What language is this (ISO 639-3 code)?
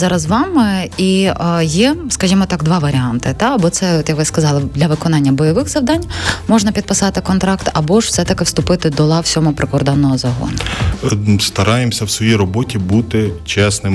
ukr